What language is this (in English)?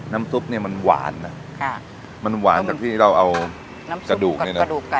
Thai